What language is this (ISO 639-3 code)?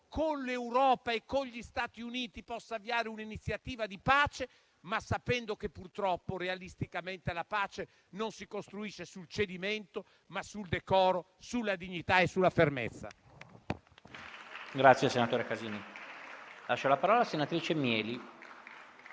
ita